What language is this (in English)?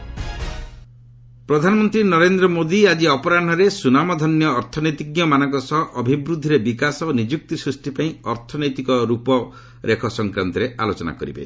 Odia